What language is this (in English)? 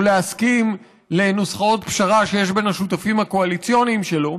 Hebrew